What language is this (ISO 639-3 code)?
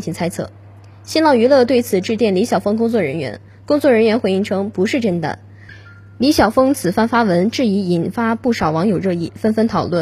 zho